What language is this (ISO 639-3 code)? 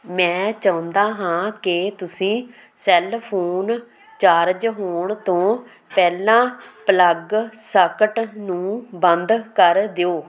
pan